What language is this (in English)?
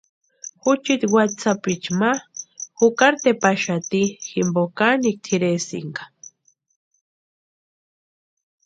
Western Highland Purepecha